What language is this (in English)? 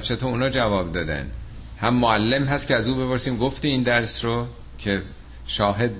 Persian